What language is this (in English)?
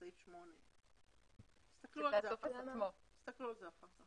Hebrew